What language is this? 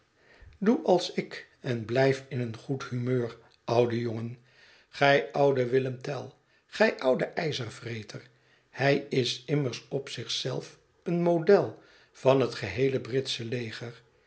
Dutch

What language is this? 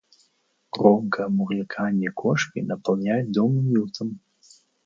Russian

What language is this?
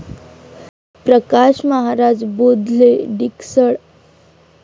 Marathi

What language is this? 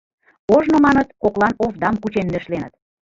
Mari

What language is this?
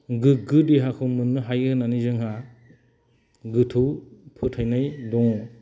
Bodo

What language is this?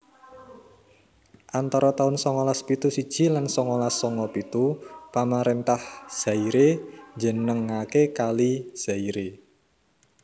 Javanese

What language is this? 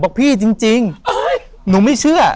Thai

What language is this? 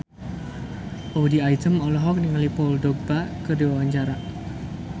Sundanese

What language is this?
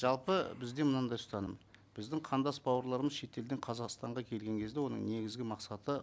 Kazakh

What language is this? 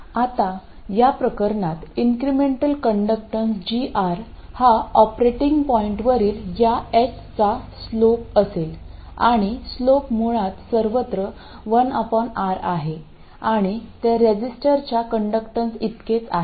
Marathi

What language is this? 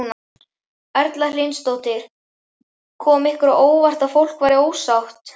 Icelandic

